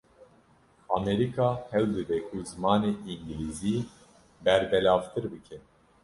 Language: Kurdish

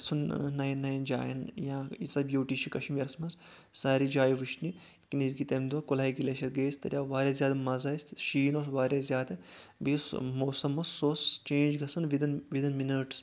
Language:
Kashmiri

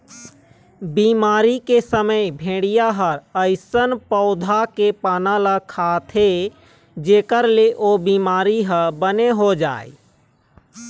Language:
Chhattisgarhi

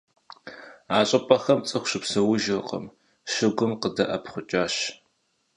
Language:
Kabardian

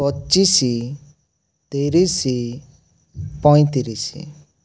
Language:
Odia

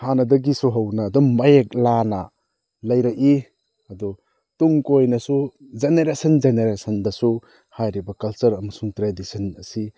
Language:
Manipuri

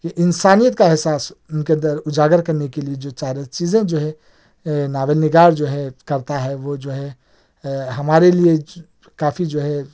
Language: Urdu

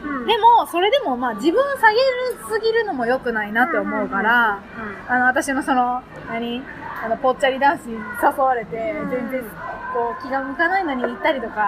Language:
Japanese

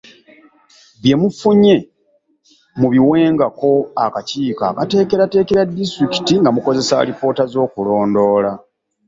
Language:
Ganda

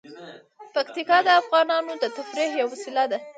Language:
Pashto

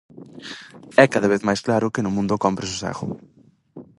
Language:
Galician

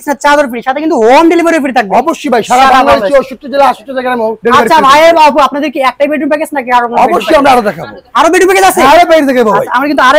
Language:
Bangla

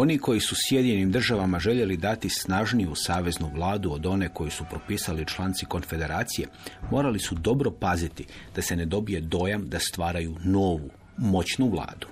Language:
Croatian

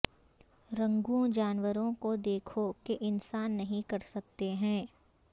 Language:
Urdu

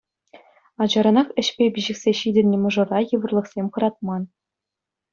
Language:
Chuvash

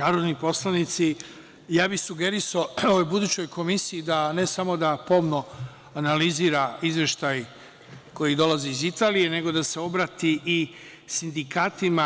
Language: Serbian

